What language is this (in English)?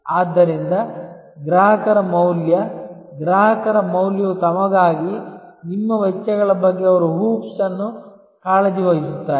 Kannada